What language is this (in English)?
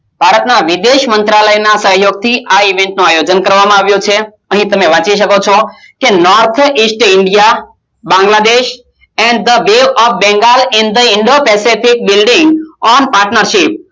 Gujarati